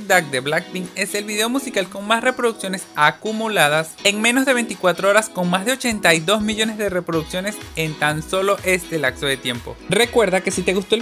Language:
Spanish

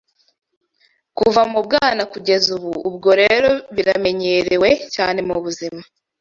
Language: Kinyarwanda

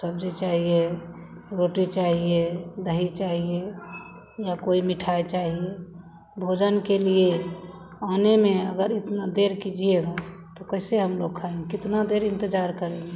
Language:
Hindi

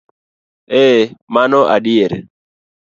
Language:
Luo (Kenya and Tanzania)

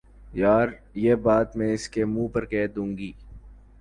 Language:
Urdu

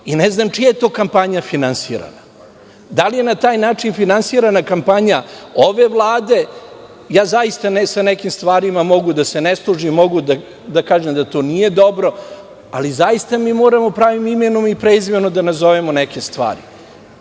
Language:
Serbian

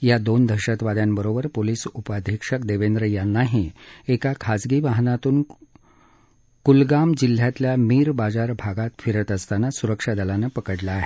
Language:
Marathi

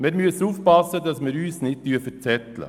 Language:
Swiss German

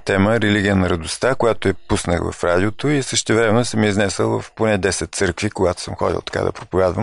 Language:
Bulgarian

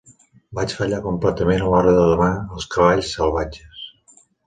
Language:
Catalan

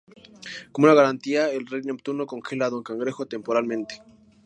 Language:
Spanish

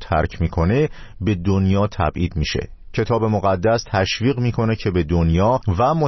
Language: Persian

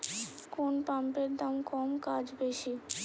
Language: Bangla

